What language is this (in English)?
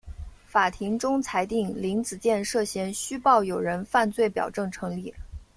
Chinese